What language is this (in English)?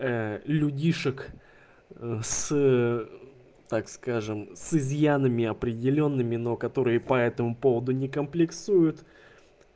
Russian